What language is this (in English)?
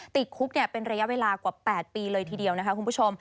Thai